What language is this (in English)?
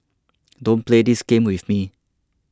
English